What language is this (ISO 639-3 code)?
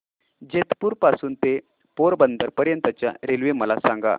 mar